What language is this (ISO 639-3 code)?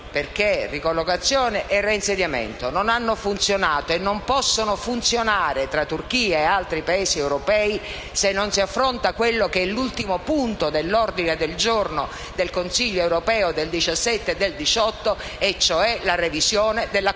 ita